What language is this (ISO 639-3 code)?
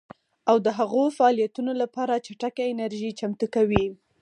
pus